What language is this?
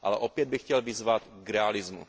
Czech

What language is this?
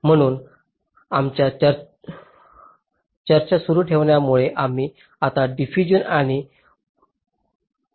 Marathi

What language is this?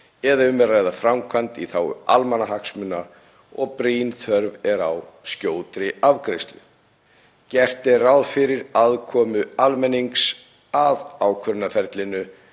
Icelandic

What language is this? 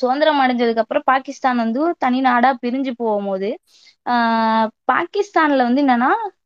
Tamil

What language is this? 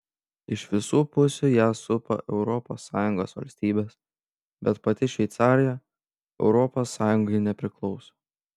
Lithuanian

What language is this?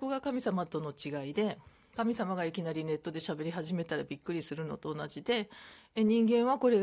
Japanese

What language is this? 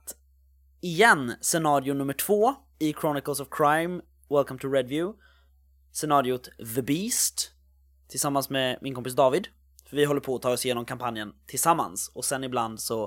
Swedish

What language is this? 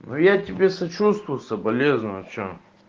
Russian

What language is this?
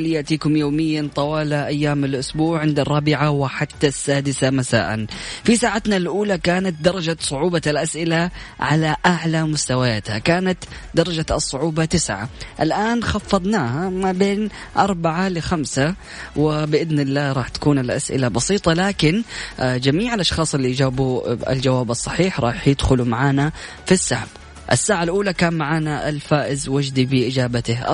Arabic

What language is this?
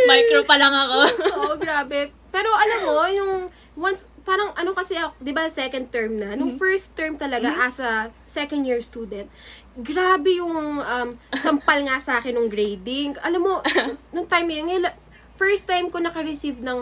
Filipino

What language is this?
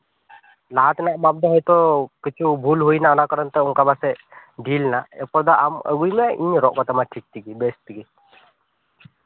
Santali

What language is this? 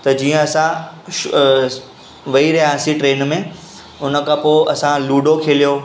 Sindhi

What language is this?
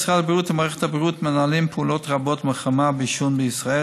Hebrew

